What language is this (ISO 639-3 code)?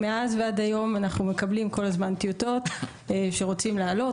heb